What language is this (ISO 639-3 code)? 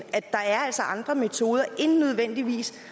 dan